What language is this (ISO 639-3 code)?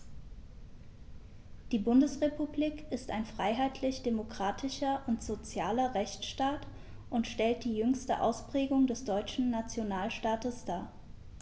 deu